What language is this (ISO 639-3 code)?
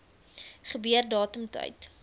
afr